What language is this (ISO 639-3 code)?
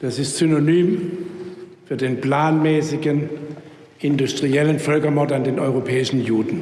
deu